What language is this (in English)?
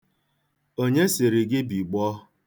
Igbo